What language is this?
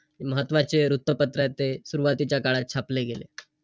Marathi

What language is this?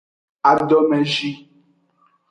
Aja (Benin)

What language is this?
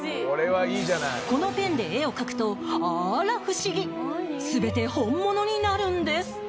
Japanese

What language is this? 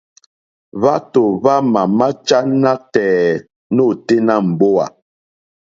Mokpwe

